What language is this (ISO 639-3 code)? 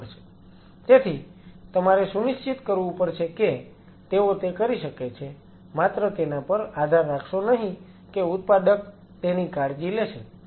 guj